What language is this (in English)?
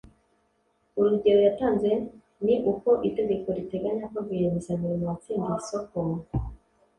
Kinyarwanda